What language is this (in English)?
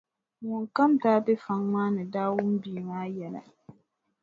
Dagbani